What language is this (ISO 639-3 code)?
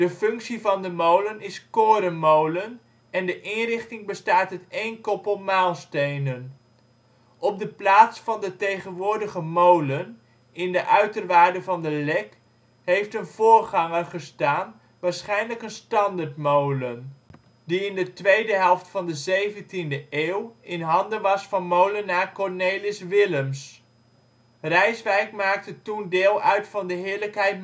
nld